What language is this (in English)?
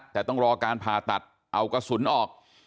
Thai